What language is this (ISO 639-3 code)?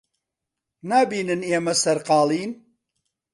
ckb